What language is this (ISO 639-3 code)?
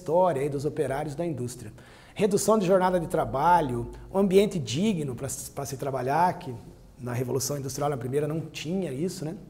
por